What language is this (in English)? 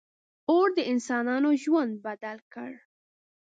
Pashto